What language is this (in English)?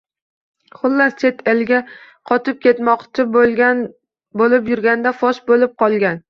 Uzbek